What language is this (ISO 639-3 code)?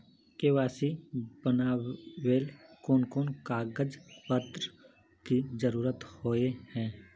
mag